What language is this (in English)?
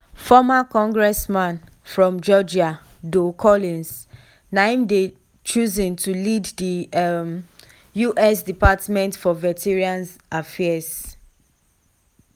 Nigerian Pidgin